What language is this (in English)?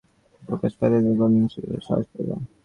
Bangla